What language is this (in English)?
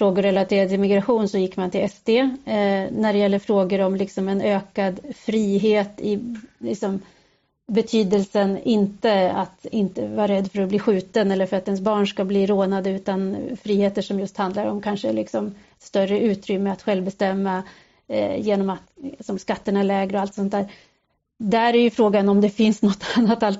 Swedish